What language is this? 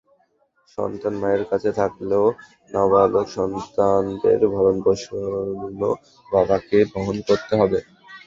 Bangla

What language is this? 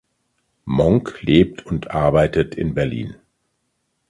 German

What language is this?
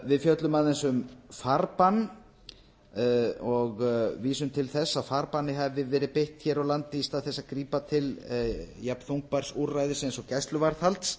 Icelandic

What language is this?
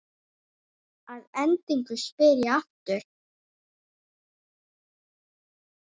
Icelandic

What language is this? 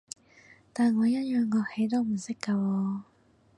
Cantonese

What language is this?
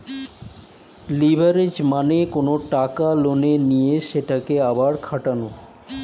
Bangla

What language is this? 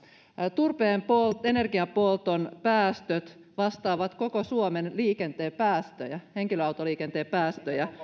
Finnish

